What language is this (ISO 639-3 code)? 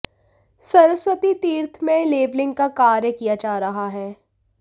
hin